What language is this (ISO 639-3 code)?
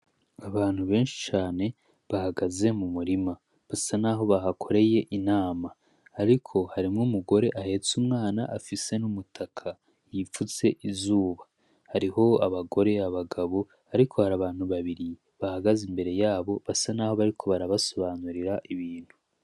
run